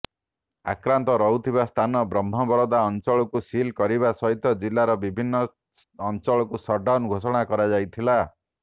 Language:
Odia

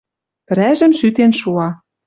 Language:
Western Mari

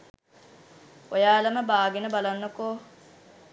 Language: Sinhala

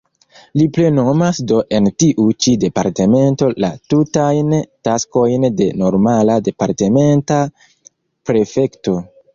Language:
Esperanto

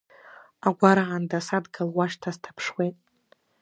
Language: Abkhazian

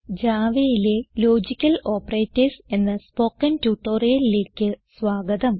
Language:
Malayalam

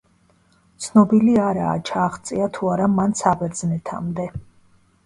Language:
Georgian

